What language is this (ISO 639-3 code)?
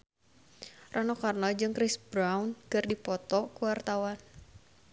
sun